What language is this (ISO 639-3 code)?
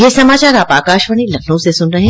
hin